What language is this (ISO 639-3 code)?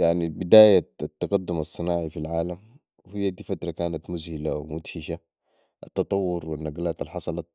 apd